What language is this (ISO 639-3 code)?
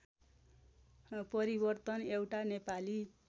nep